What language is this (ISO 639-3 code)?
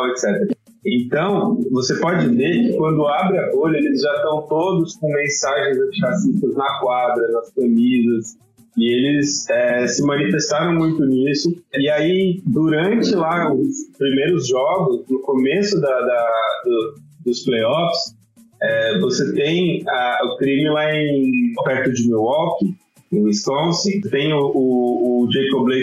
por